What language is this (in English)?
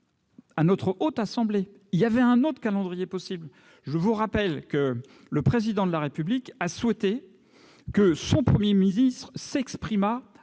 French